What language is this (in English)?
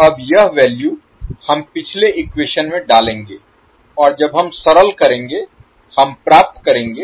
Hindi